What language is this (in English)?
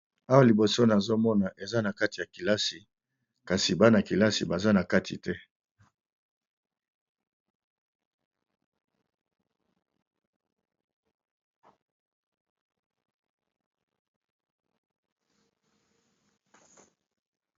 Lingala